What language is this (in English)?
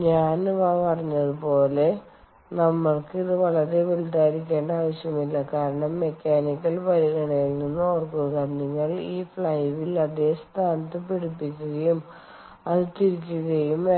Malayalam